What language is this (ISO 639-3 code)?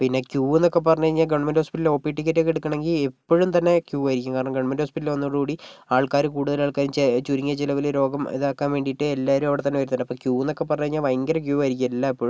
mal